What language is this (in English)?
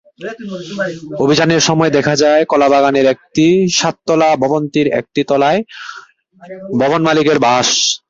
Bangla